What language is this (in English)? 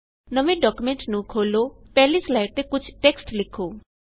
Punjabi